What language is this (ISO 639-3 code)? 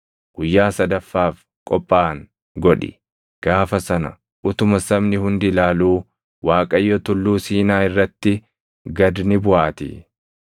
orm